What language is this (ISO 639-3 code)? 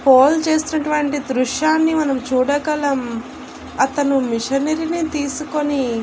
tel